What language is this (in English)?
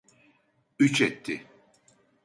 Turkish